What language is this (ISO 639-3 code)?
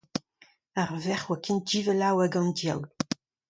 bre